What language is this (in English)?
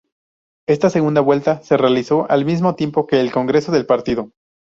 Spanish